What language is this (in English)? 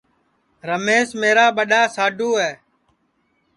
Sansi